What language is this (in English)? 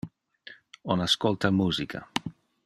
Interlingua